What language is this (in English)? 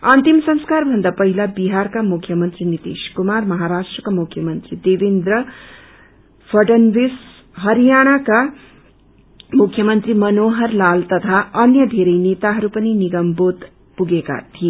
Nepali